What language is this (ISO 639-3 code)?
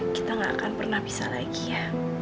ind